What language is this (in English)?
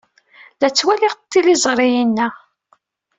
Kabyle